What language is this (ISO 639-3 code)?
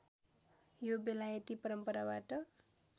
nep